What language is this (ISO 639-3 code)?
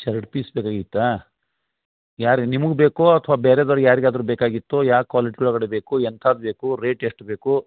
kan